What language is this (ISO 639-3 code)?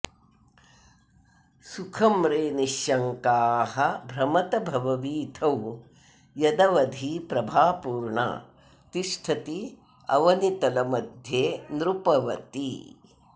san